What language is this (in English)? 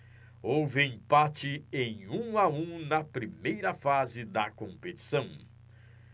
Portuguese